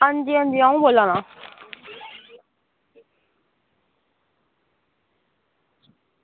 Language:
Dogri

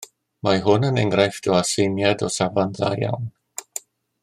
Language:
Welsh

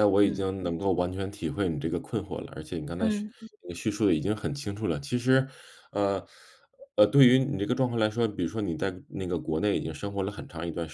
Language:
Chinese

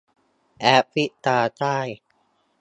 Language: Thai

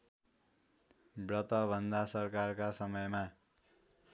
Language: Nepali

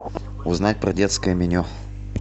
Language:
Russian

